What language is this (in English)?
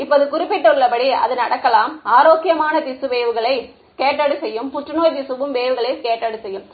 Tamil